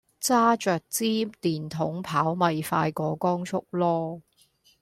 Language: Cantonese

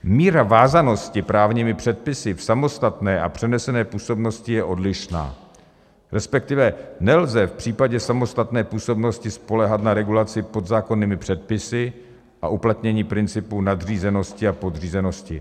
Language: Czech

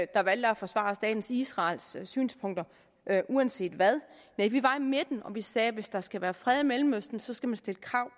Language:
Danish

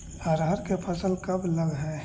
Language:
Magahi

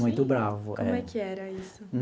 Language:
Portuguese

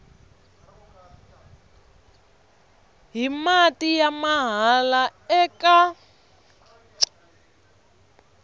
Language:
Tsonga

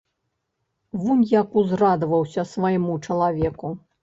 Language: Belarusian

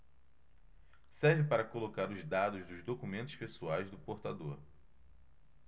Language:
Portuguese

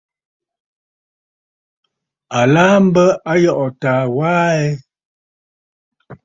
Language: Bafut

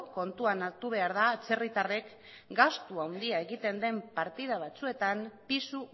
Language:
Basque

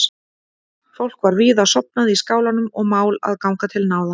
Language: Icelandic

